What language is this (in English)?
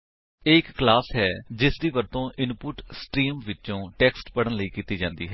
Punjabi